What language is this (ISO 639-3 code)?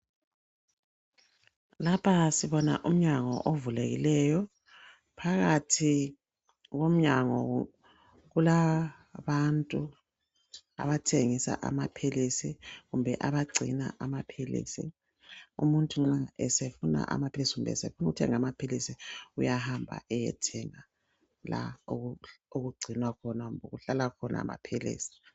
nde